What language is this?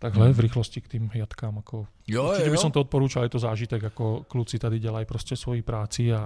Czech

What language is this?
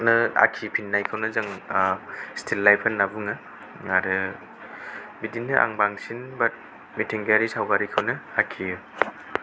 Bodo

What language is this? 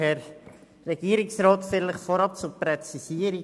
Swiss German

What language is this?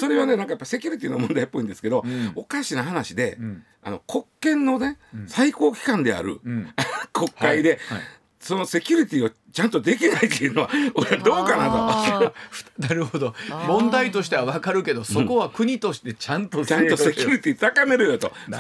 Japanese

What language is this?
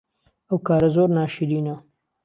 Central Kurdish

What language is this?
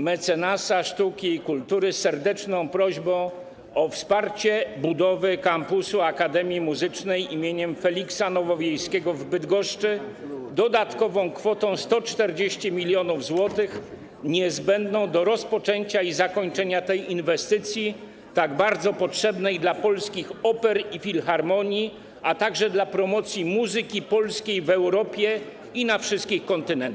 Polish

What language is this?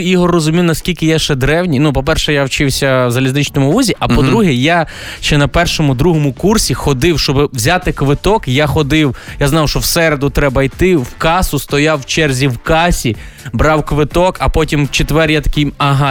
Ukrainian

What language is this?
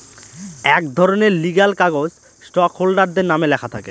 Bangla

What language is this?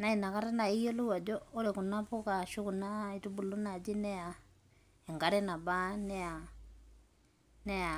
Masai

